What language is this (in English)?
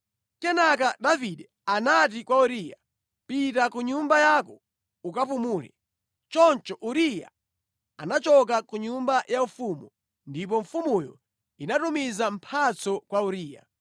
Nyanja